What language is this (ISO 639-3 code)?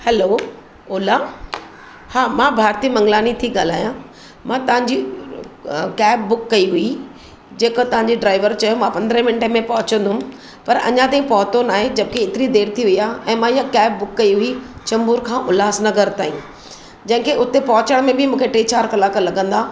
snd